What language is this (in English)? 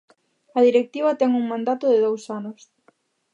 Galician